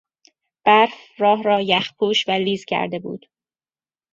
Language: Persian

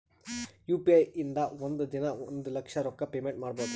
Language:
Kannada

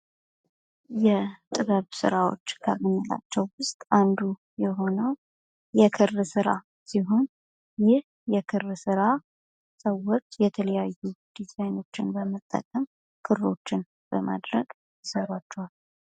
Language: Amharic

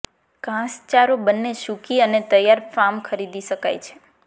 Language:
Gujarati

